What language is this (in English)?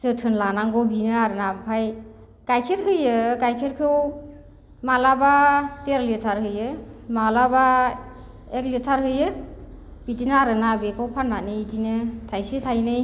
Bodo